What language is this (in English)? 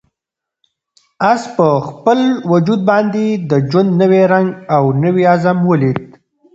Pashto